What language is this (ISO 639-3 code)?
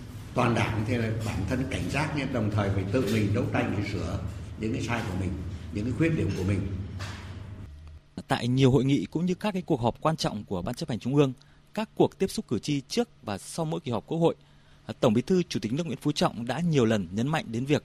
vie